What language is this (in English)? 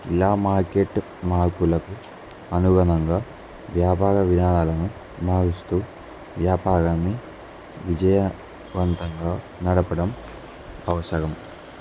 Telugu